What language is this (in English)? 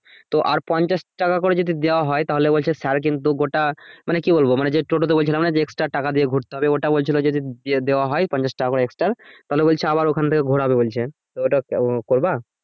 Bangla